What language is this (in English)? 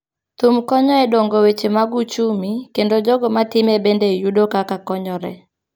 Luo (Kenya and Tanzania)